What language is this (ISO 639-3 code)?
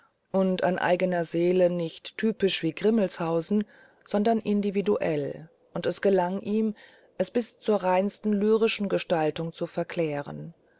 deu